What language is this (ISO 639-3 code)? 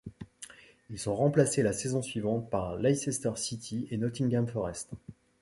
fra